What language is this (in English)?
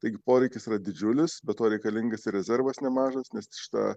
Lithuanian